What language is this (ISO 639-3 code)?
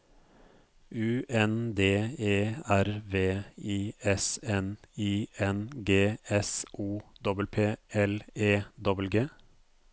nor